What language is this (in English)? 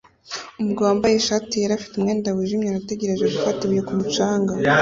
Kinyarwanda